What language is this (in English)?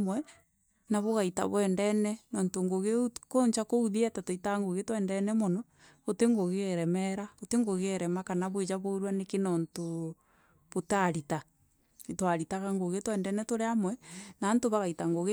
Meru